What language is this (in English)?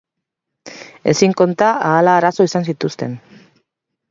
Basque